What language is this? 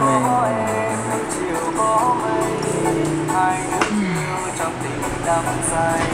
Vietnamese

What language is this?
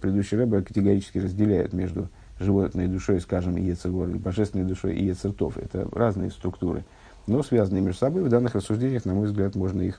Russian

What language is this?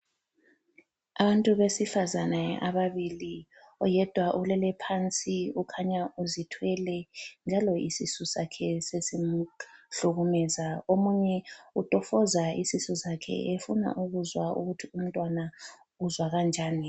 North Ndebele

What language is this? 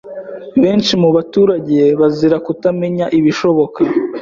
Kinyarwanda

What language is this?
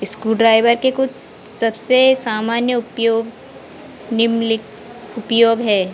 Hindi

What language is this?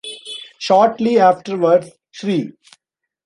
English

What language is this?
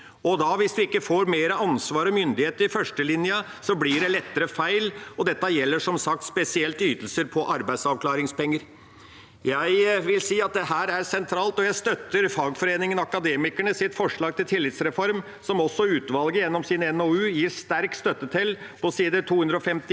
Norwegian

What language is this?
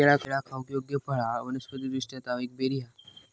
Marathi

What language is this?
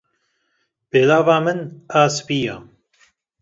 Kurdish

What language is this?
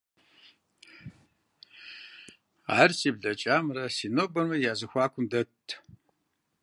Kabardian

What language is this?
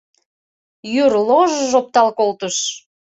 Mari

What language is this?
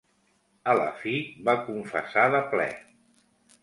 Catalan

